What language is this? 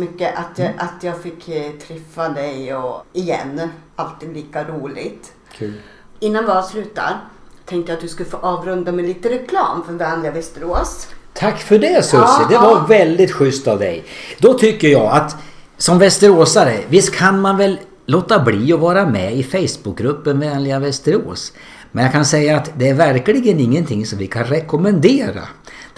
Swedish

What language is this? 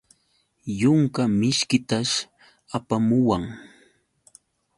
Yauyos Quechua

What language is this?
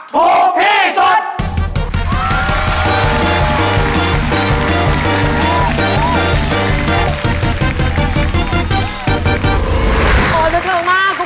Thai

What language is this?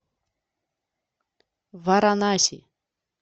Russian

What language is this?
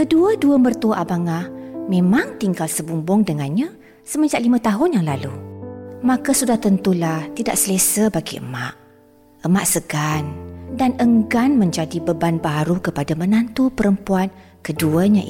Malay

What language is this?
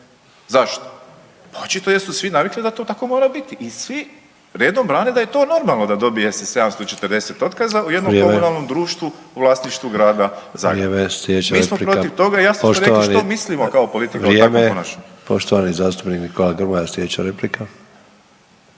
Croatian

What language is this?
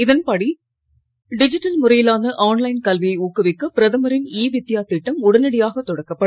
Tamil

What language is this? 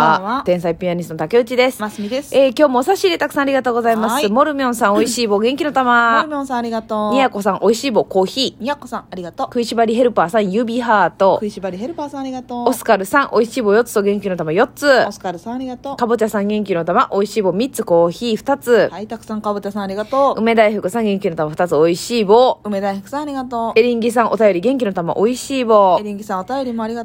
Japanese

